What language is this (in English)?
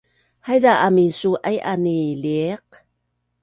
Bunun